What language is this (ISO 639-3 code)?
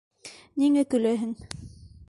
bak